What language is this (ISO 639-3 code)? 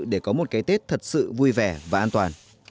vie